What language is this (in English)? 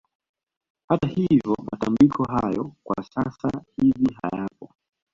Swahili